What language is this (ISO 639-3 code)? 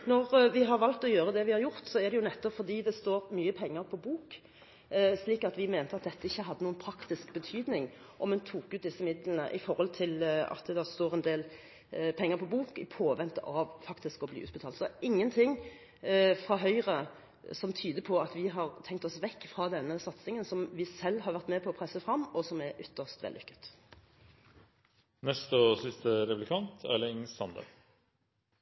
nor